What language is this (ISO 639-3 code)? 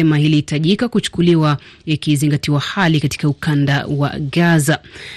swa